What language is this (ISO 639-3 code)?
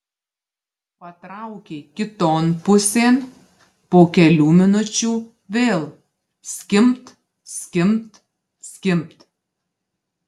lit